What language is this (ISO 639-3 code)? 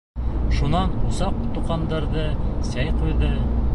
bak